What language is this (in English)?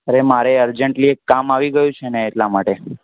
Gujarati